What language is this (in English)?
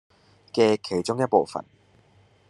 Cantonese